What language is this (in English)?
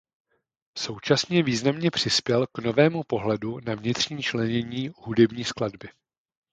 Czech